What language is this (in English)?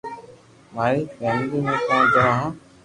Loarki